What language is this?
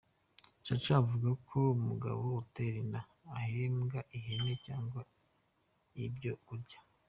Kinyarwanda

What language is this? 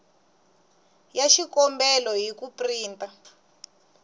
Tsonga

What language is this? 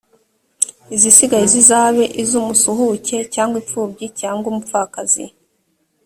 Kinyarwanda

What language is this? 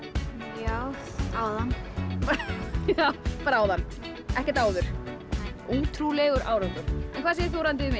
Icelandic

